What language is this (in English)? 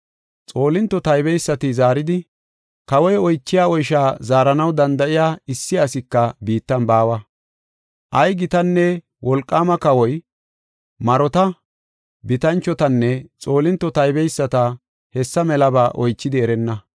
Gofa